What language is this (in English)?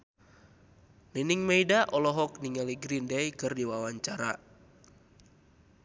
Sundanese